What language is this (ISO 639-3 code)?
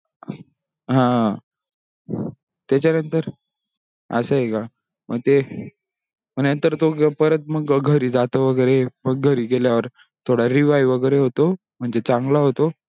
mar